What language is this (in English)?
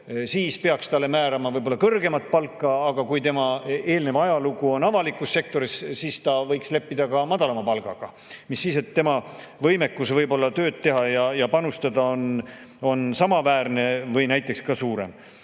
Estonian